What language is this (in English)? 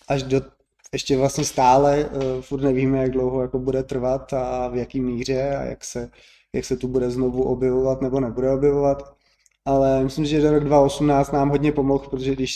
Czech